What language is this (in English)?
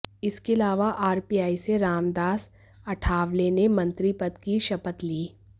Hindi